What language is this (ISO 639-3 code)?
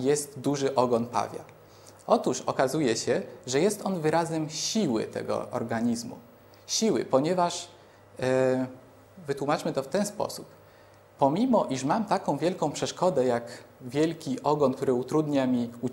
pol